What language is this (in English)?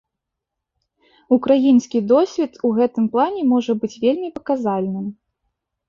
Belarusian